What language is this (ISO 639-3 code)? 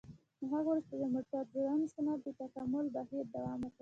pus